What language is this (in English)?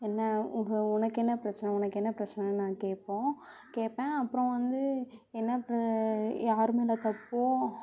Tamil